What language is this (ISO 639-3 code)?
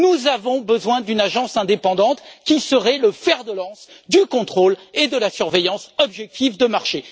fra